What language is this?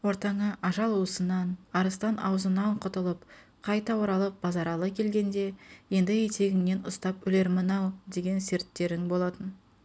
Kazakh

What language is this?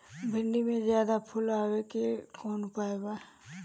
Bhojpuri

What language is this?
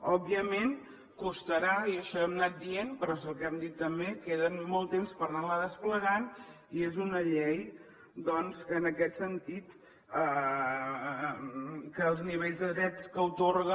Catalan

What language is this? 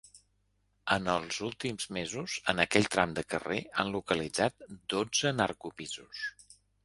Catalan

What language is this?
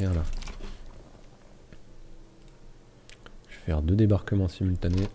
French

